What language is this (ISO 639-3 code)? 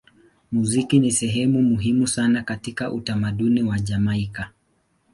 swa